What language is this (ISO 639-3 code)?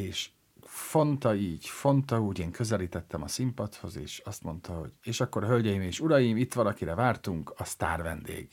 hun